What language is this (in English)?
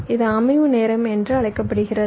Tamil